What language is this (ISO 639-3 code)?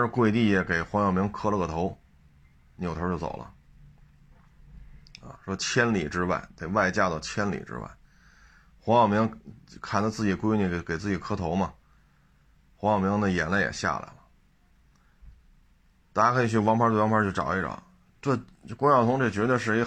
zho